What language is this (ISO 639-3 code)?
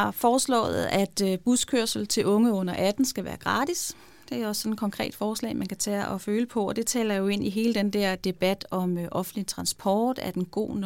dan